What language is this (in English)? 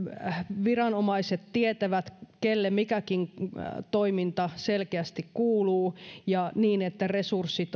Finnish